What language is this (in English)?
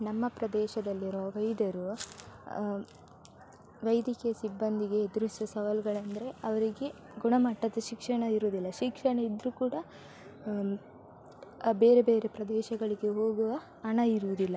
Kannada